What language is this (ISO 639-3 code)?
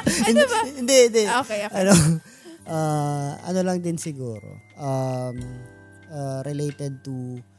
fil